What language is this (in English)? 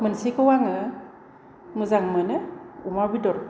Bodo